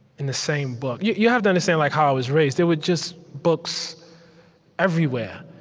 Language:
English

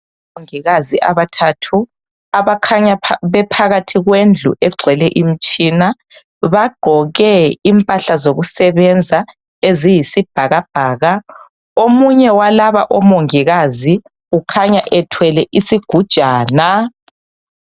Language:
North Ndebele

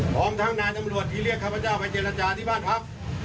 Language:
Thai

